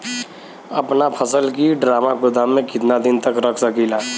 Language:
Bhojpuri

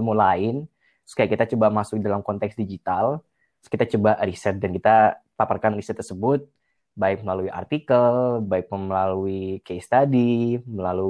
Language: Indonesian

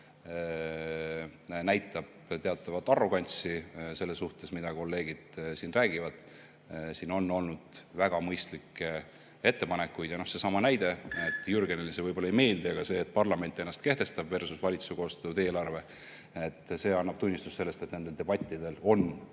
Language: Estonian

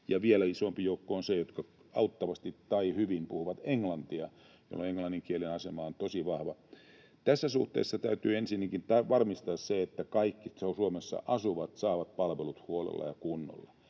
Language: Finnish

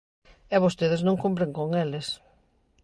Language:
Galician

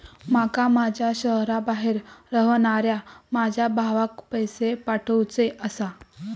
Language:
Marathi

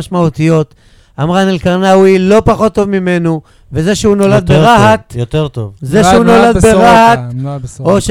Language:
Hebrew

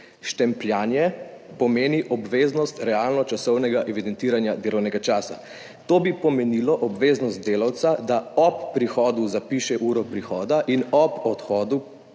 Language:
Slovenian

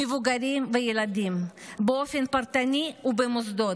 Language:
Hebrew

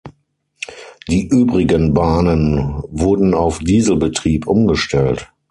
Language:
German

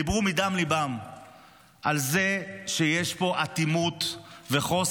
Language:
Hebrew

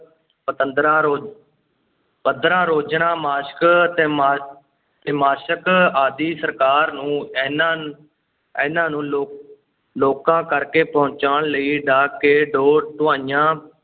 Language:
Punjabi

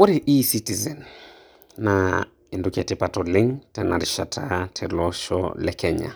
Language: Masai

